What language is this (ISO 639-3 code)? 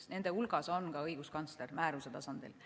est